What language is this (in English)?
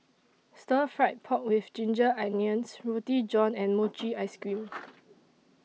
English